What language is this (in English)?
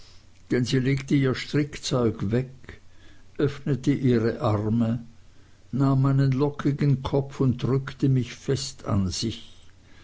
German